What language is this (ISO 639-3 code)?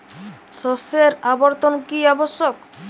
ben